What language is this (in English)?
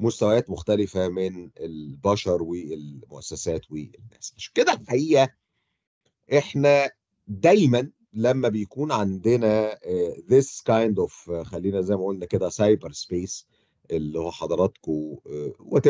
Arabic